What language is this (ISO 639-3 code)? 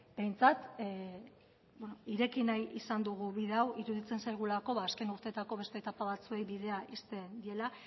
eus